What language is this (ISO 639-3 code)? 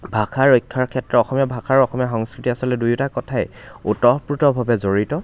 asm